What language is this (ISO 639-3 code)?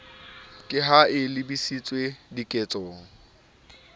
sot